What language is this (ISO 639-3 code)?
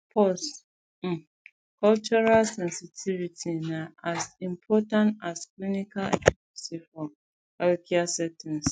pcm